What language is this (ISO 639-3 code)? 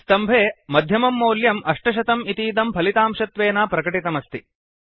san